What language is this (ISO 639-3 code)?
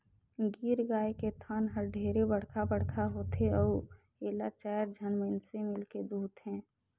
hne